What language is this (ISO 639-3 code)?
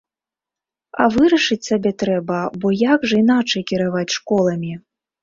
bel